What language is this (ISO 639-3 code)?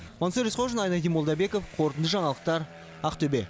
kaz